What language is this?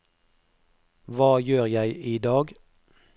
Norwegian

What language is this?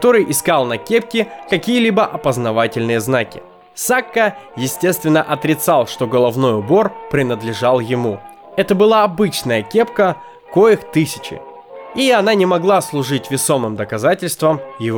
Russian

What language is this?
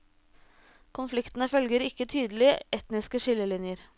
Norwegian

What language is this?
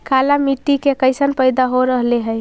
Magahi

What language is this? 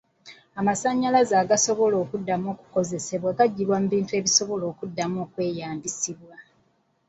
Ganda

